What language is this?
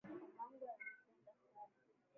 Swahili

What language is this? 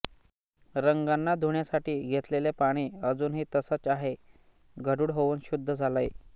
Marathi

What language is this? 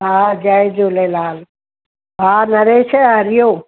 Sindhi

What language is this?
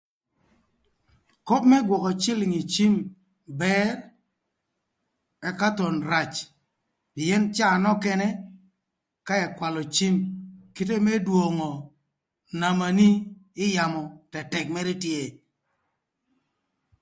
Thur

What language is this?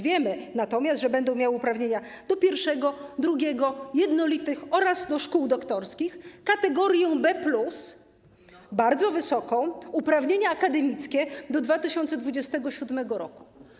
Polish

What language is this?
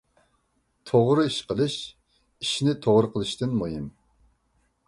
Uyghur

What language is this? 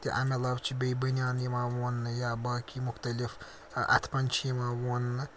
Kashmiri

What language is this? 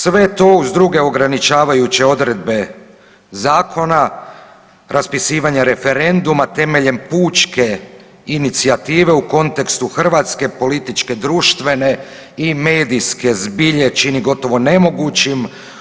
Croatian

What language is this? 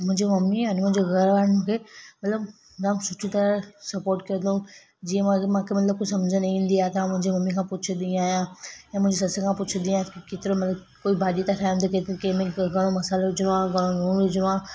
Sindhi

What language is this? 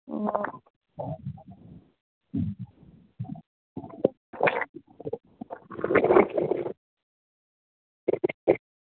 Manipuri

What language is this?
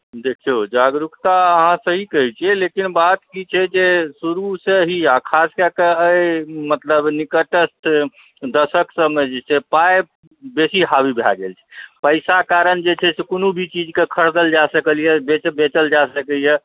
Maithili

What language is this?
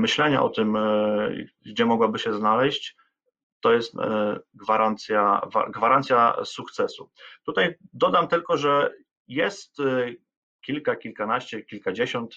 Polish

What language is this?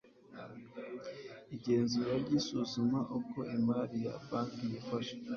Kinyarwanda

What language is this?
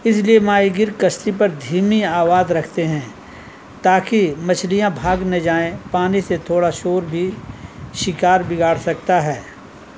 Urdu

